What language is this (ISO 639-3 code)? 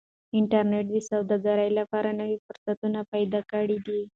pus